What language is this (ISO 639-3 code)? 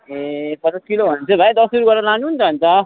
nep